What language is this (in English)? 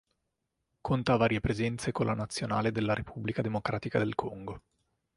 Italian